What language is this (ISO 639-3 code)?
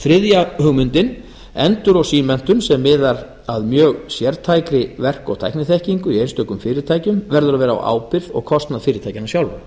isl